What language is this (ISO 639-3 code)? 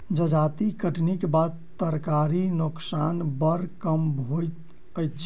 mai